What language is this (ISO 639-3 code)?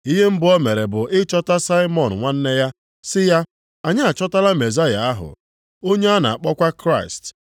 ibo